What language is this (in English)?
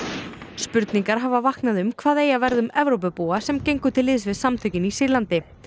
Icelandic